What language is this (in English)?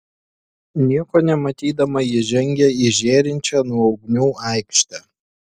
Lithuanian